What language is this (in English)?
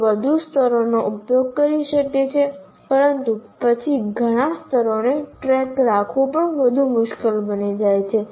Gujarati